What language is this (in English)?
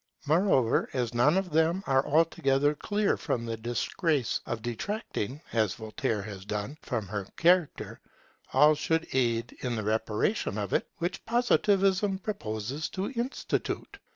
English